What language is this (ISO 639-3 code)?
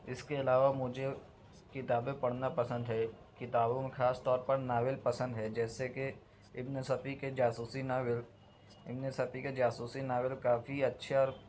urd